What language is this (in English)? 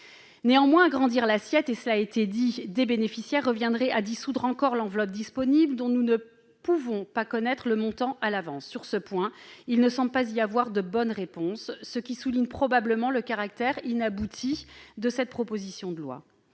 French